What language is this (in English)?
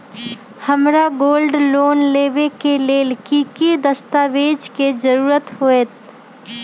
Magahi